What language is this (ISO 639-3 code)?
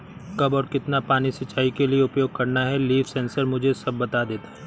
hin